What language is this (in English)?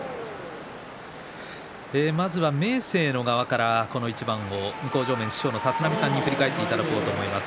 Japanese